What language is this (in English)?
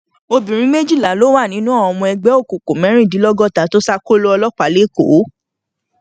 Yoruba